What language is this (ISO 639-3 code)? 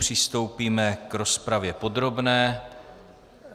ces